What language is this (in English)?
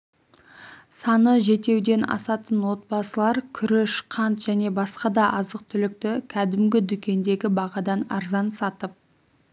Kazakh